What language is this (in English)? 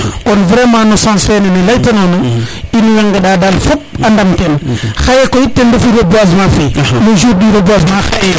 Serer